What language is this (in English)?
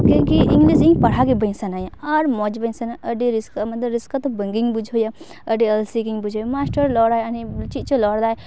Santali